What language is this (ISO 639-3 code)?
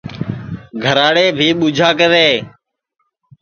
ssi